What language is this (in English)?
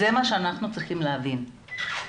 Hebrew